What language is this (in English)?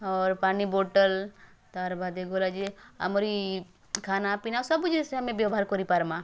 Odia